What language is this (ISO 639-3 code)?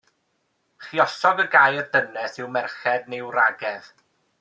cym